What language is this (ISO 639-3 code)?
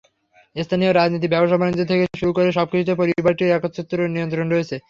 ben